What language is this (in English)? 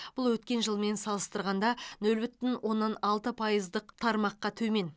Kazakh